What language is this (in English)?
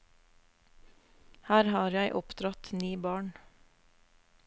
Norwegian